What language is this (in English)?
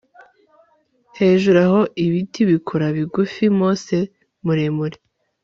Kinyarwanda